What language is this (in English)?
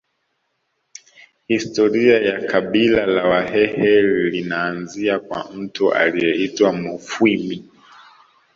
Swahili